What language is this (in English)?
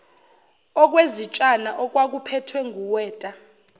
Zulu